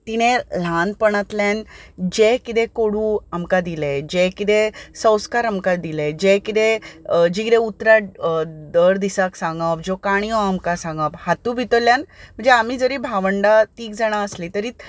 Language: Konkani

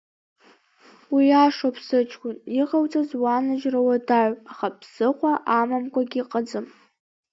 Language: Abkhazian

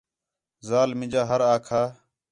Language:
Khetrani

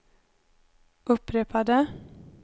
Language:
Swedish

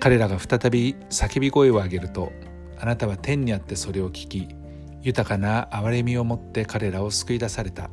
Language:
Japanese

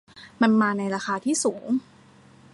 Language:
Thai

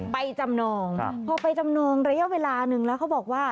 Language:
Thai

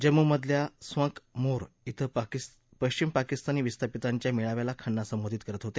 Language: Marathi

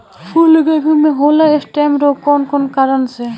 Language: Bhojpuri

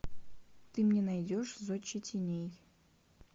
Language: Russian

